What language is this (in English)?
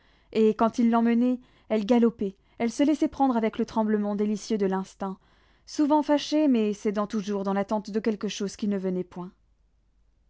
French